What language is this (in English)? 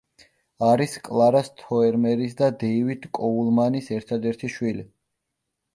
Georgian